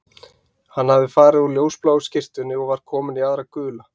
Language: Icelandic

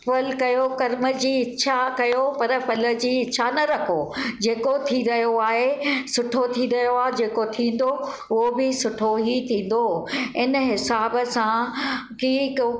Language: Sindhi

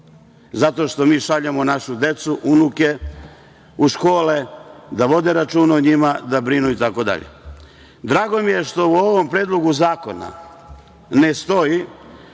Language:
Serbian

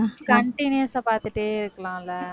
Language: Tamil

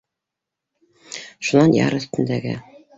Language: Bashkir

